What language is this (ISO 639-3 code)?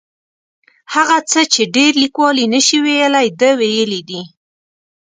pus